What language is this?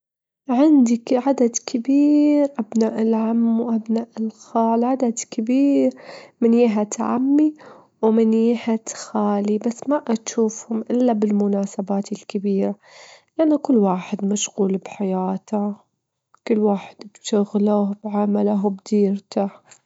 Gulf Arabic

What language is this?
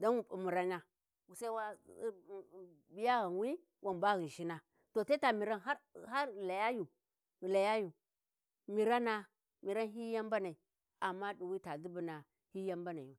Warji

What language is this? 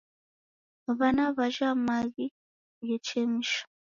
Taita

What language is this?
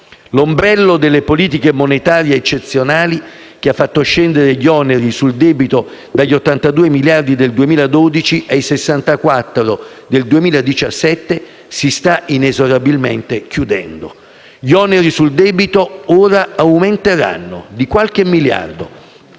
Italian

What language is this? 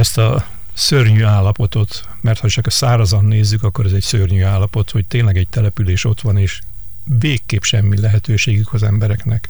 Hungarian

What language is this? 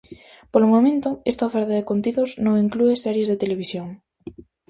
Galician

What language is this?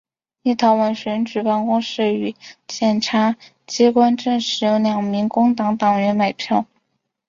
Chinese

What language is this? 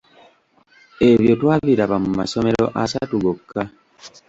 Ganda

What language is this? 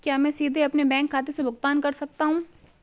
Hindi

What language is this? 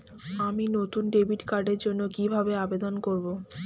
Bangla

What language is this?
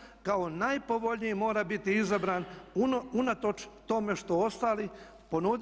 Croatian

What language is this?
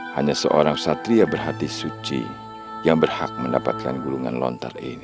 Indonesian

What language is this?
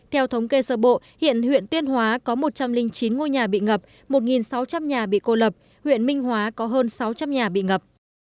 Vietnamese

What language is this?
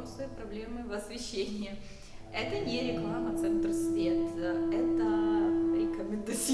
Russian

